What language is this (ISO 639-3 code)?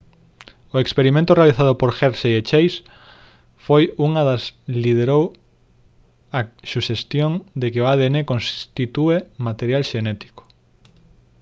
glg